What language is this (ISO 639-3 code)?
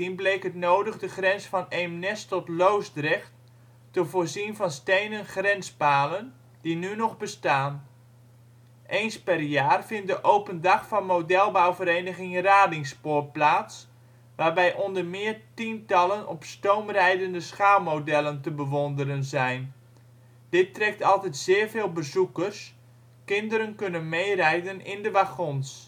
nld